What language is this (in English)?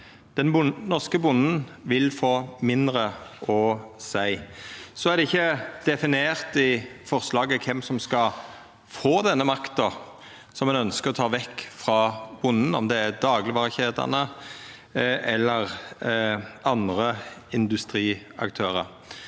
Norwegian